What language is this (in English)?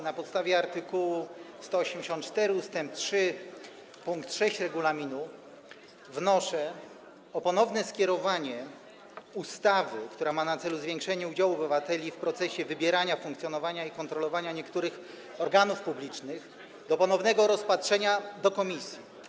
Polish